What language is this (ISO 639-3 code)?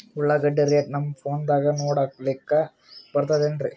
kan